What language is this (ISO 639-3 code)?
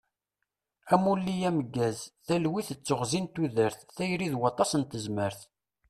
kab